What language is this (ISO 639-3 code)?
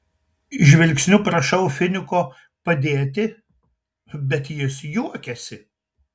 lit